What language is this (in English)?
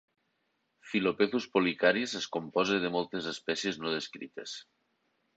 Catalan